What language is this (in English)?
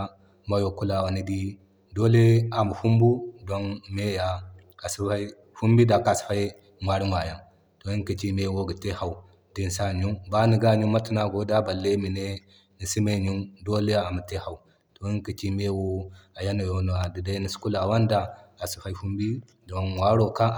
Zarma